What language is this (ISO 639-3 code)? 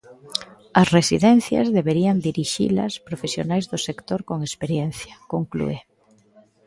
glg